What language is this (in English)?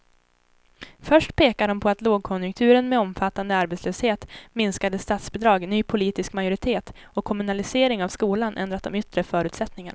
Swedish